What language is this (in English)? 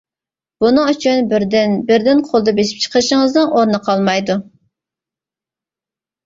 Uyghur